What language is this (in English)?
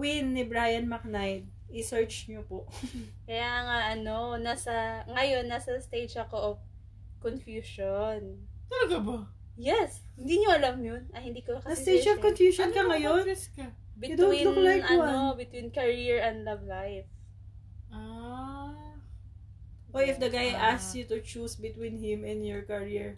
Filipino